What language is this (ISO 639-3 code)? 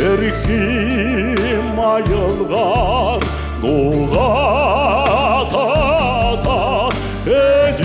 ron